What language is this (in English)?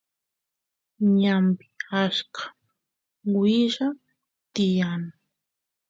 Santiago del Estero Quichua